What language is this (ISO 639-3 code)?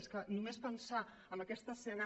cat